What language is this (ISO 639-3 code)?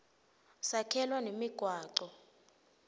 ssw